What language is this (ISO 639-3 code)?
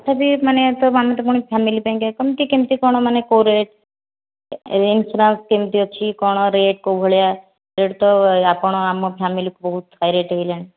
ori